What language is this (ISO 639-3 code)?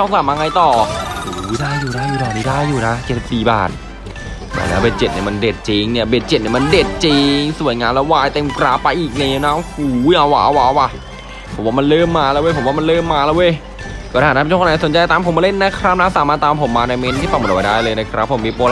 tha